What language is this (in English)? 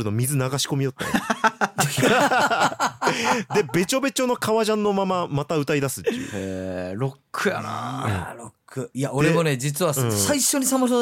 Japanese